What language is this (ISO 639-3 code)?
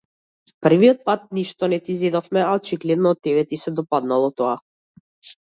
mkd